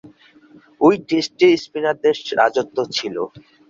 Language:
Bangla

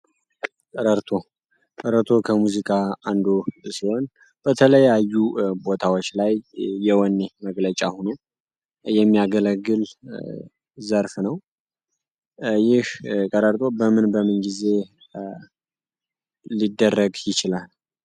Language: Amharic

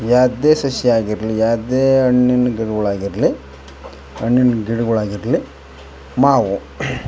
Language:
Kannada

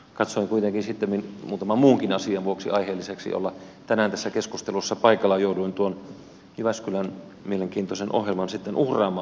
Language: Finnish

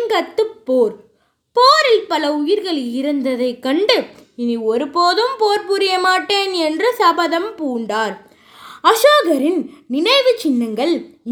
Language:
Tamil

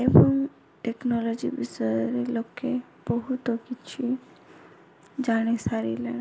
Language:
Odia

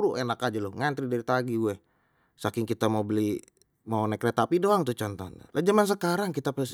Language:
Betawi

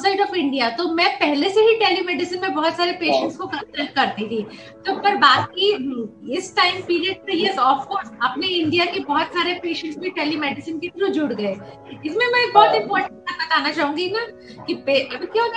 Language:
Hindi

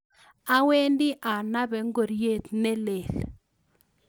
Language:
Kalenjin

